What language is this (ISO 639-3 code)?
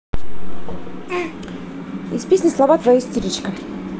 rus